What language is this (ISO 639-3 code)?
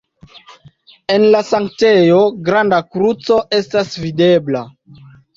epo